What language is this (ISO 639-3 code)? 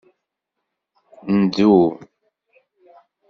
kab